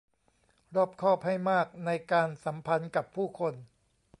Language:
Thai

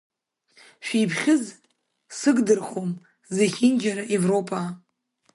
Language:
Abkhazian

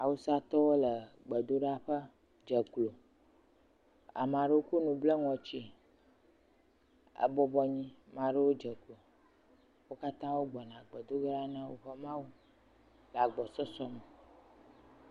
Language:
Ewe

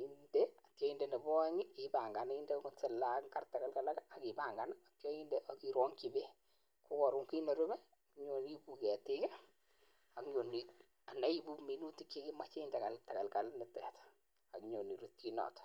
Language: Kalenjin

